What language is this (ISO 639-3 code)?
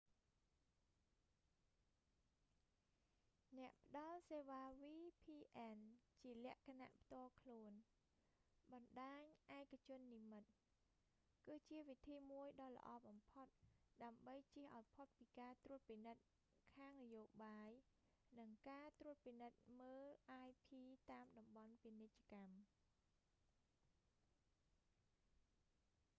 khm